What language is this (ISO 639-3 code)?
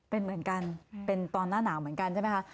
tha